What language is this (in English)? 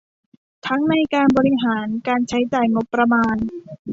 Thai